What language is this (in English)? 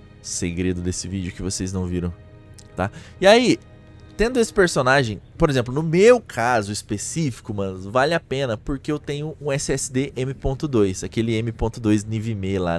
Portuguese